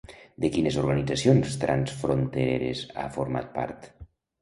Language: Catalan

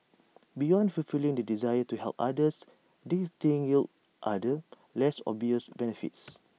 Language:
English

